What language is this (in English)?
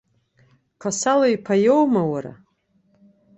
Abkhazian